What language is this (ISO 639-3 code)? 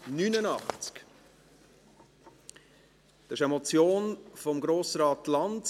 gsw